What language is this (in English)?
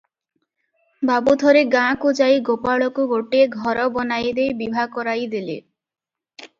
Odia